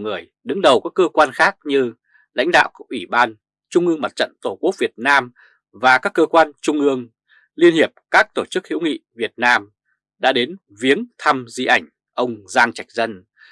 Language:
Vietnamese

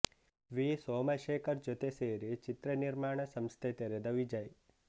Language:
Kannada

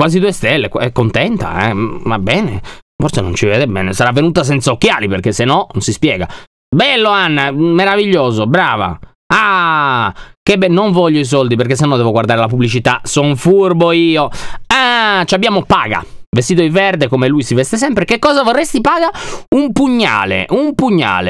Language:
Italian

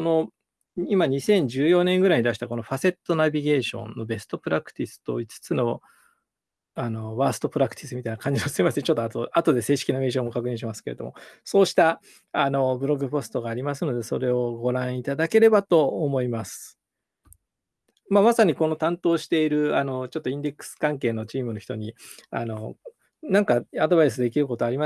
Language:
Japanese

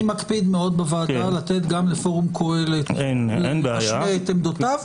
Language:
Hebrew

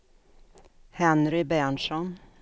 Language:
Swedish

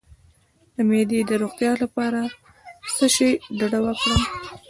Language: Pashto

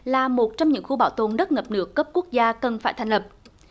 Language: Vietnamese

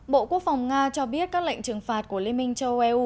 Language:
Vietnamese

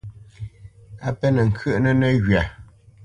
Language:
Bamenyam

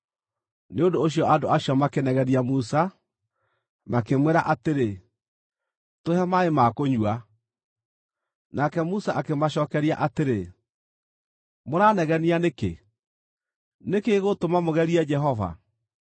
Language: Kikuyu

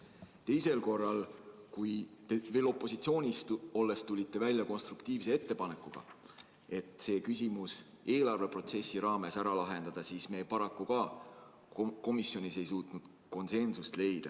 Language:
Estonian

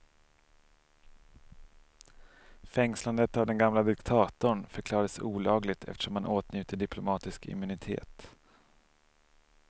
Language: Swedish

